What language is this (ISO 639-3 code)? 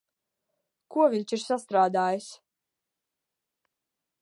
lav